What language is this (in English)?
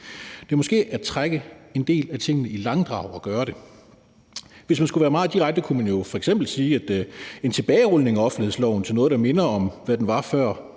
Danish